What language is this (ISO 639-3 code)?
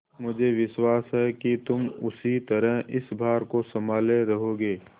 hin